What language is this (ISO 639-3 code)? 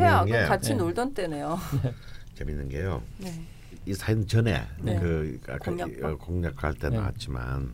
kor